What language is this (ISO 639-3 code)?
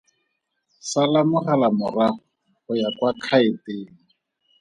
tsn